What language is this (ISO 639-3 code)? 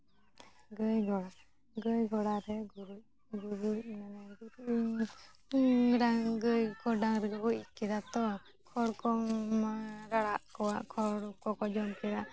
sat